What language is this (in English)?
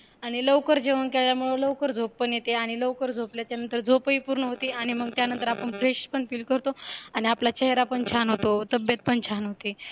Marathi